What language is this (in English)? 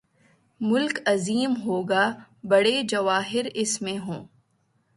Urdu